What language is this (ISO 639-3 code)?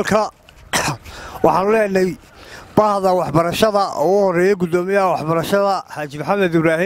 ara